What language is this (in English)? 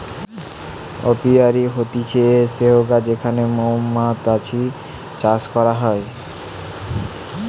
Bangla